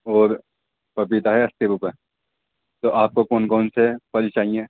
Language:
Urdu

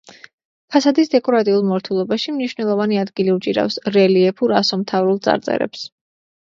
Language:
Georgian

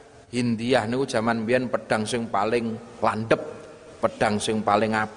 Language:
Indonesian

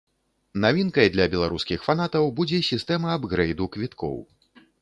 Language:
Belarusian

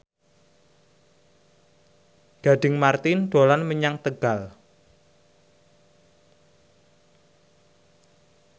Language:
Javanese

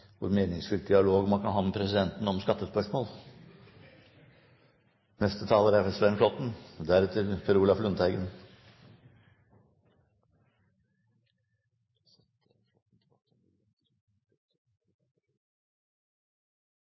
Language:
Norwegian Bokmål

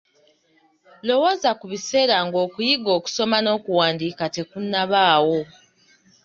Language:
Ganda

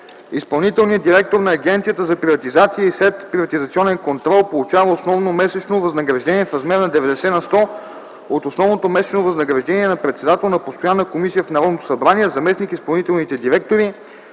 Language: Bulgarian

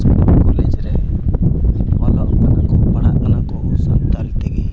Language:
Santali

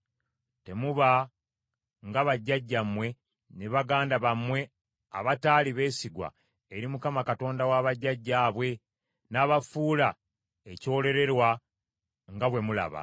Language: Ganda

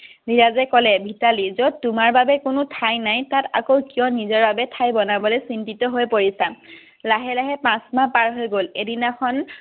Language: Assamese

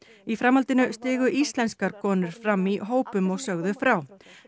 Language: Icelandic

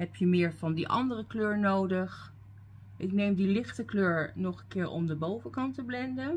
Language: Dutch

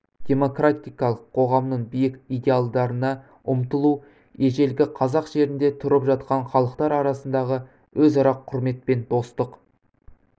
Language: Kazakh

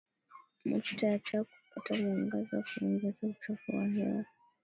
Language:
Swahili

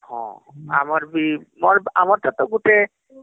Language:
Odia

